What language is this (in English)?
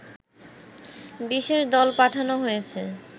Bangla